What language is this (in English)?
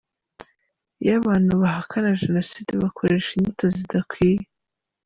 Kinyarwanda